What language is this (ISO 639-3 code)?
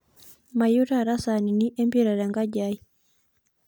mas